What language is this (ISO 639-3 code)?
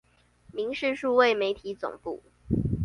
zho